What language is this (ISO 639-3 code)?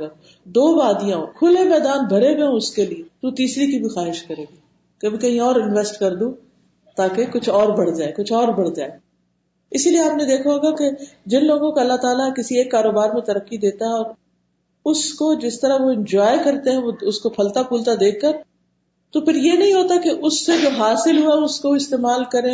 urd